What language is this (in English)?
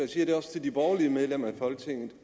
Danish